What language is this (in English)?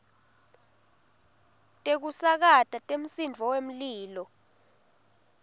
Swati